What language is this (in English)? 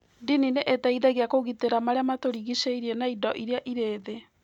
Kikuyu